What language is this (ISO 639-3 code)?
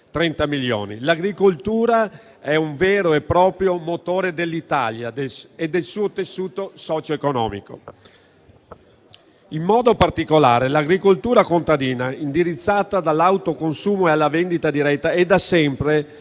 ita